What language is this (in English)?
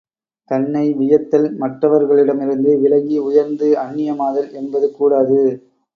Tamil